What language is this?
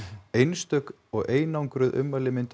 Icelandic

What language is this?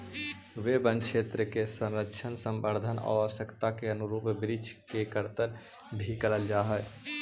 Magahi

